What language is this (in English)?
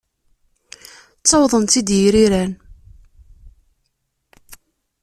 Kabyle